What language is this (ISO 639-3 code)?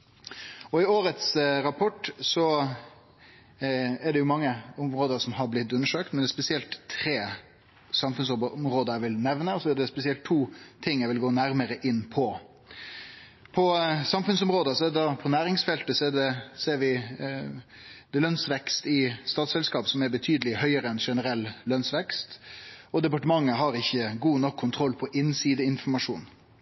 nno